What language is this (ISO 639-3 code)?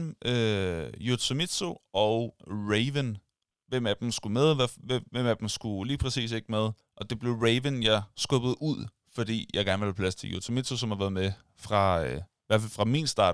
dan